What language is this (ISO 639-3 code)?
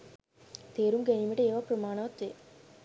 sin